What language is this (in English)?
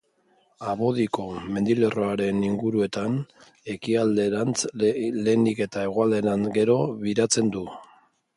Basque